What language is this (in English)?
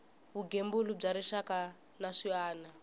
Tsonga